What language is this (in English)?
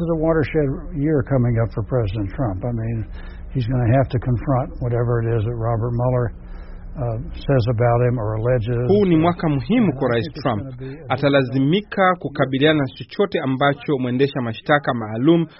Swahili